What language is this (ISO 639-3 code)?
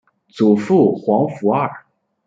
zho